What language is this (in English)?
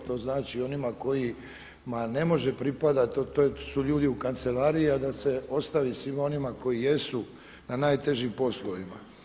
Croatian